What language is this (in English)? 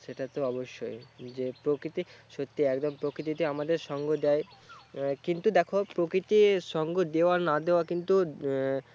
Bangla